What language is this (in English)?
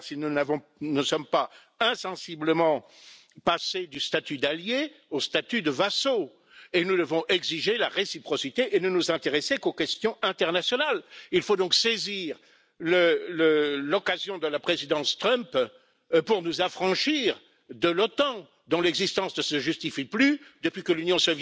Polish